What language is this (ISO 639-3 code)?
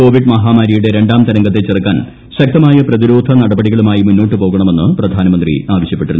mal